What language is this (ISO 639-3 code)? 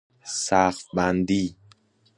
fas